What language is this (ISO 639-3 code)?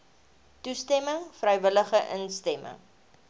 afr